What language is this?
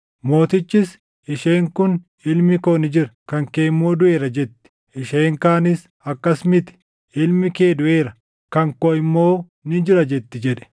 Oromo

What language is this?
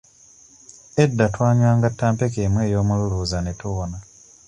Ganda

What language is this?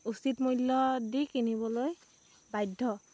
Assamese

